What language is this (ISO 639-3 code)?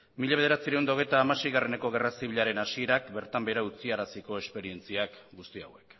eus